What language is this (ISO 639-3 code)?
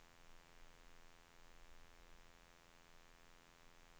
swe